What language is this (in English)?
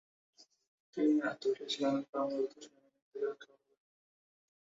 Bangla